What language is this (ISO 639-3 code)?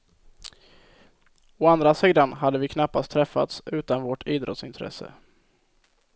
swe